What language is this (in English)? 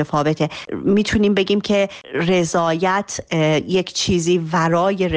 Persian